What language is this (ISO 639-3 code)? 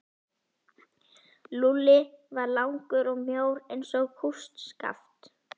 isl